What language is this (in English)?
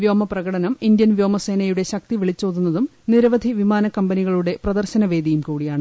Malayalam